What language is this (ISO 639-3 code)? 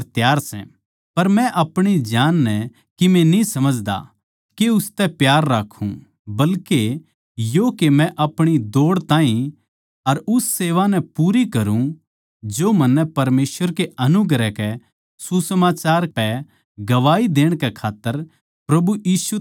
bgc